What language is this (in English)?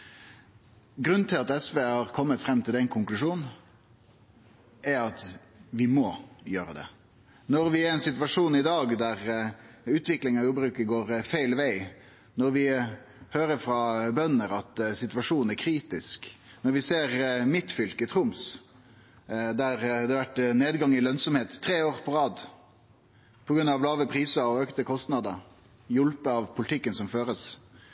Norwegian Nynorsk